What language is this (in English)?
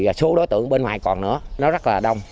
Vietnamese